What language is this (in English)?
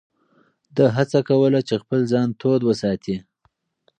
Pashto